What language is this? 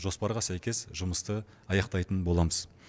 Kazakh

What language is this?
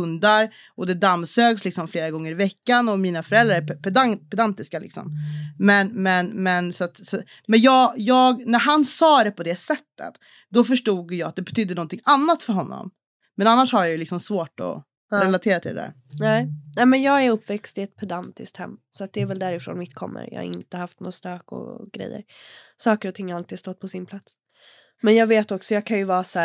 Swedish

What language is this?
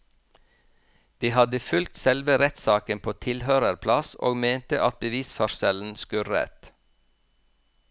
Norwegian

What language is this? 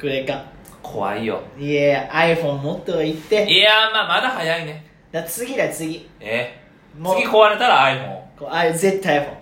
Japanese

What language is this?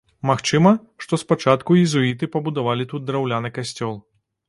Belarusian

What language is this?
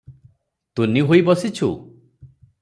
Odia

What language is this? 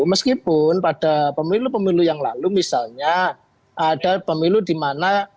Indonesian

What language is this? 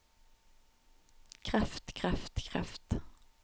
Norwegian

